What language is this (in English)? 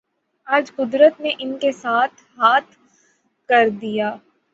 Urdu